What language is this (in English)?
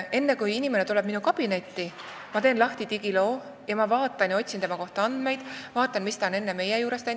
Estonian